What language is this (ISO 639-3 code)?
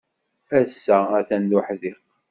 kab